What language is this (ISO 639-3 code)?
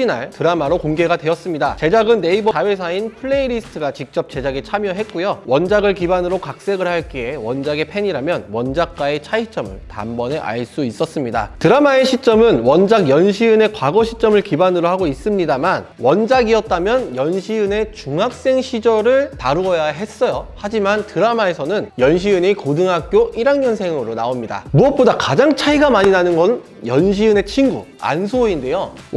kor